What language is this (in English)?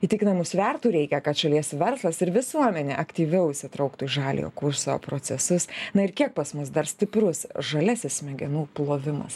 Lithuanian